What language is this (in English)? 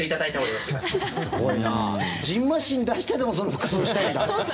Japanese